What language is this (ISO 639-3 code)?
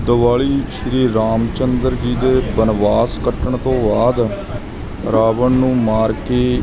pan